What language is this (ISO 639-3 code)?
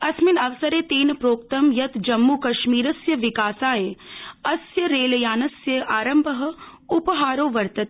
san